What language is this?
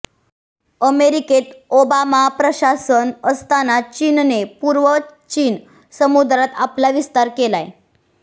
Marathi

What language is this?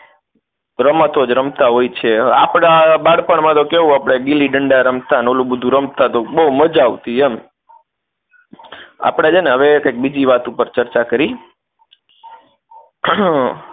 Gujarati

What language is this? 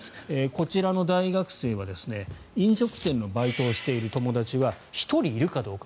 Japanese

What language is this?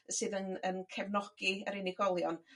Welsh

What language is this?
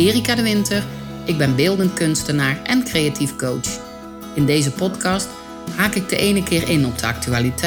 Dutch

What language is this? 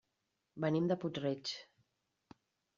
Catalan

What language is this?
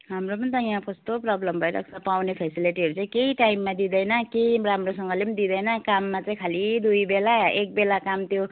Nepali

